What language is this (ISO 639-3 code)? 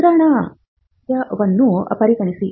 kan